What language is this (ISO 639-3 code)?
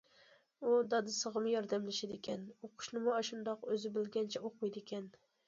uig